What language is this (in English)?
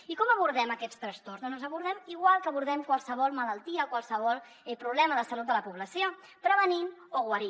Catalan